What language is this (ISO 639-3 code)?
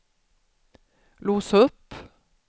swe